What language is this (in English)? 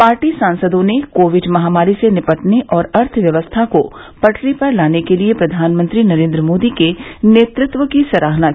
Hindi